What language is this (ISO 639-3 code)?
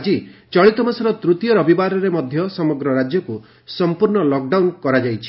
ori